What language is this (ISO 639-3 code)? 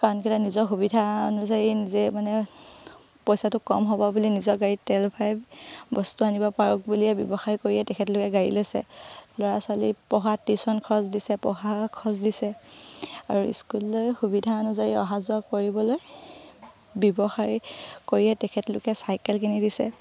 asm